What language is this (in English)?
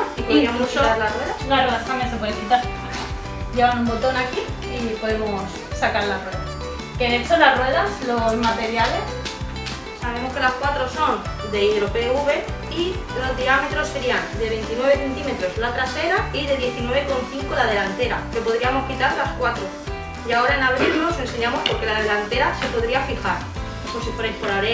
Spanish